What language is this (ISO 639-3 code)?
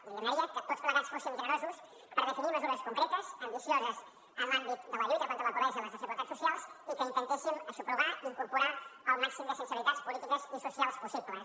cat